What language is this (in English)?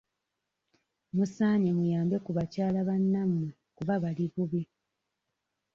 Ganda